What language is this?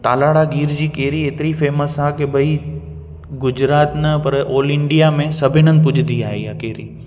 Sindhi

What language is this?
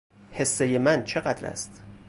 Persian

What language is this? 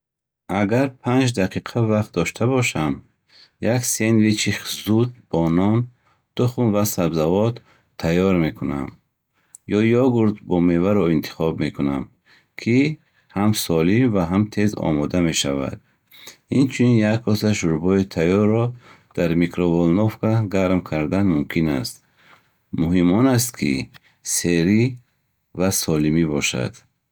Bukharic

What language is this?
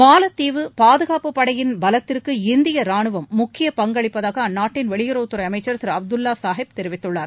Tamil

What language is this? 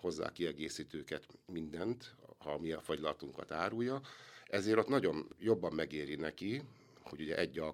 Hungarian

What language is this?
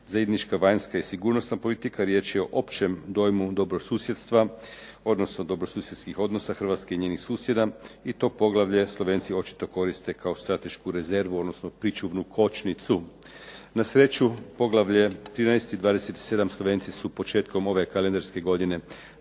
Croatian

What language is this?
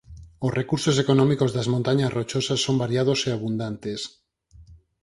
Galician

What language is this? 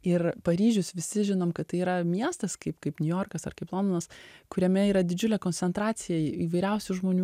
Lithuanian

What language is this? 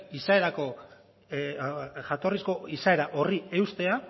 Basque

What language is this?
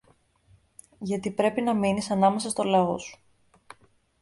Greek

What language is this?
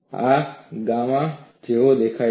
Gujarati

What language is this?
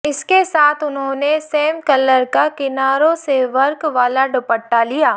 Hindi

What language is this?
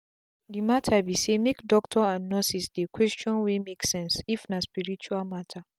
Nigerian Pidgin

